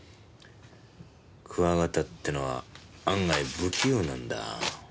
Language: Japanese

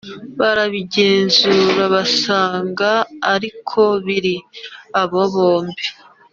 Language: Kinyarwanda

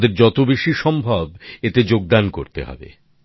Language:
Bangla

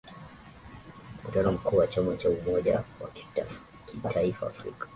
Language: Swahili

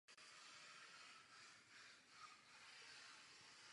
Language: Czech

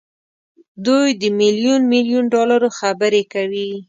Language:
Pashto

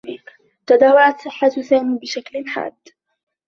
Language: Arabic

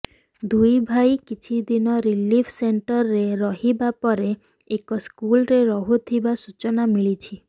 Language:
Odia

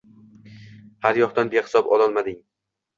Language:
Uzbek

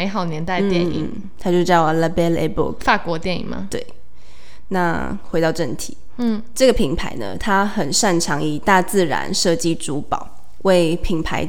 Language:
Chinese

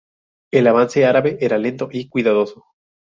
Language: Spanish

